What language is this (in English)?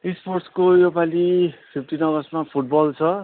Nepali